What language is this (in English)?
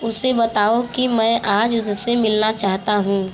Hindi